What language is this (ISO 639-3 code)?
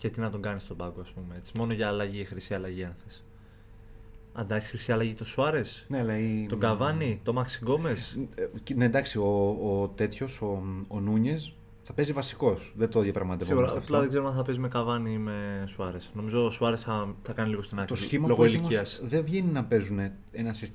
ell